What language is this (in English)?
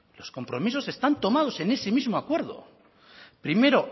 Spanish